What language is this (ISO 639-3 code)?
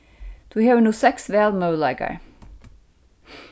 fao